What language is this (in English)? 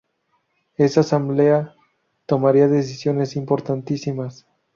Spanish